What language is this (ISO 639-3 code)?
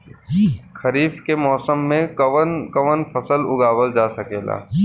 bho